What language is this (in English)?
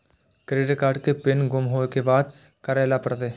Maithili